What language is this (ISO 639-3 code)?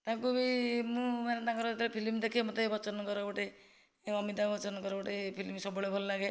ori